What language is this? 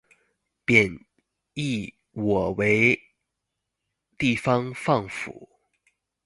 Chinese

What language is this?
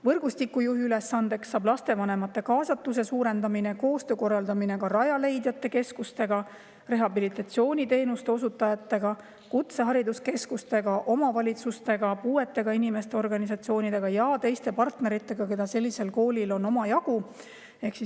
Estonian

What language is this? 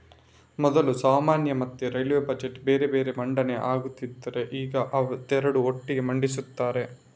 Kannada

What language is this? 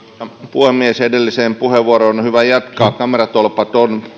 Finnish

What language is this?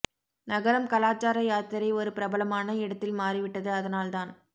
Tamil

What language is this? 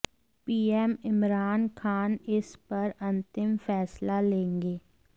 Hindi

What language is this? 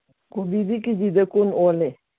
Manipuri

